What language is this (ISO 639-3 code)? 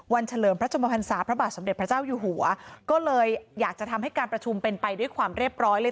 tha